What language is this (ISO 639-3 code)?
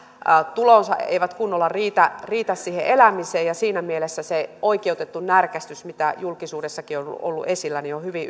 fin